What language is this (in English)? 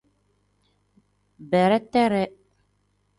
Tem